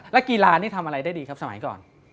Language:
Thai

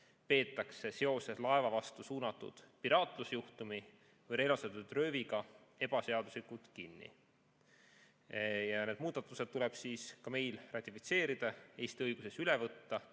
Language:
Estonian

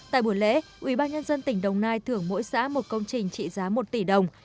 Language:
Vietnamese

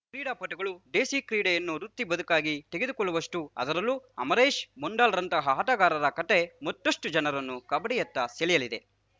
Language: Kannada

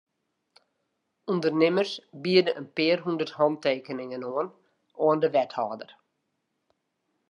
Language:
Western Frisian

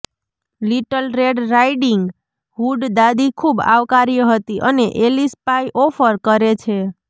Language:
Gujarati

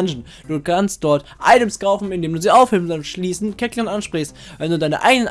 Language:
German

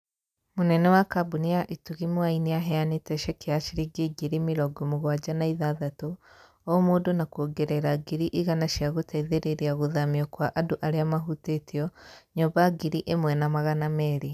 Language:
Kikuyu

